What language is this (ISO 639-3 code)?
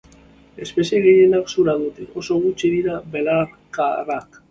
eus